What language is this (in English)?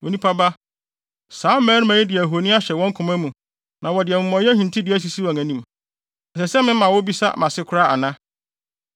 Akan